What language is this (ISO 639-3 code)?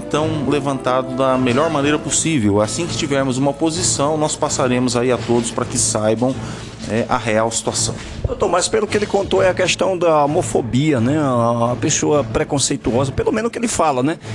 por